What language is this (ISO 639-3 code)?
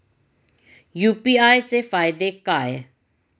mar